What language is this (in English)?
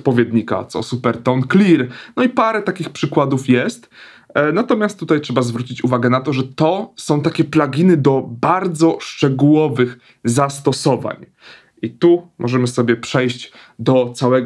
Polish